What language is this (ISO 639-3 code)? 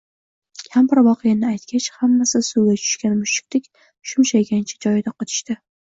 uzb